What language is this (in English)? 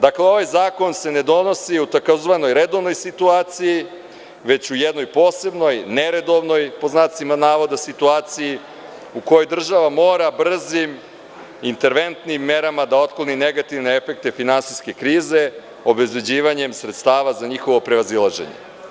Serbian